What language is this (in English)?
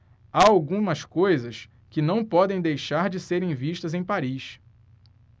Portuguese